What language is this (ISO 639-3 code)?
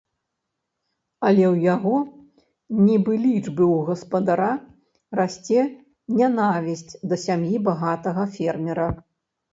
bel